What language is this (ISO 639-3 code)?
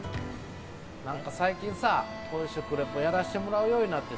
jpn